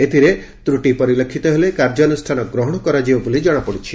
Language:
Odia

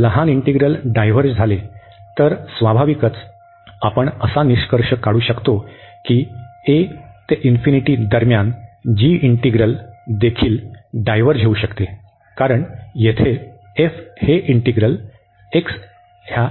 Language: Marathi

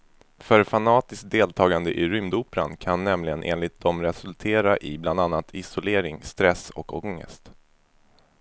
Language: Swedish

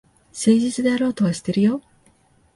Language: Japanese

